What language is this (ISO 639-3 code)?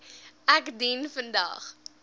afr